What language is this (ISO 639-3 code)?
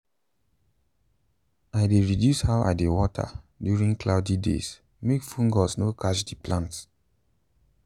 pcm